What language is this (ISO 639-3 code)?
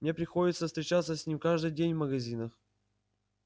rus